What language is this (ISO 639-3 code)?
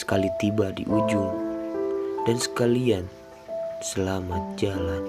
msa